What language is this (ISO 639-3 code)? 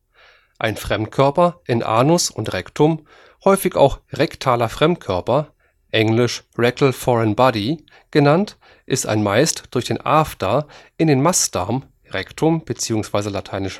deu